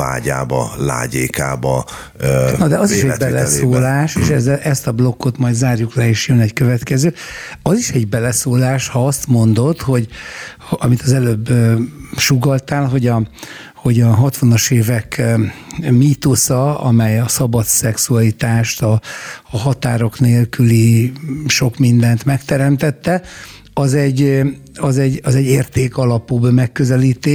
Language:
Hungarian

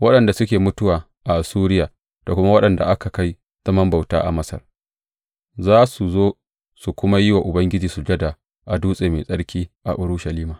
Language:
Hausa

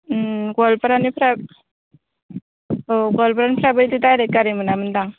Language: Bodo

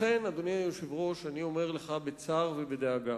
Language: Hebrew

